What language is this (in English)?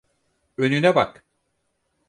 Turkish